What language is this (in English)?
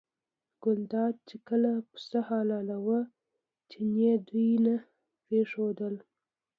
Pashto